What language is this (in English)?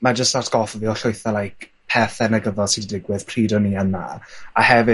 Welsh